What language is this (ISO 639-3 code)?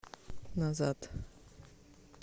rus